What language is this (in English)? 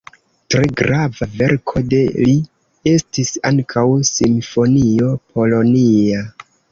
Esperanto